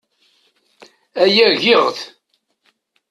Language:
Kabyle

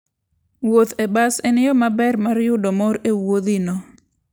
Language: Luo (Kenya and Tanzania)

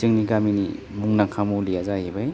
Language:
Bodo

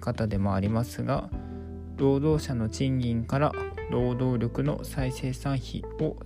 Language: Japanese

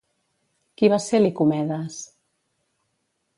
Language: Catalan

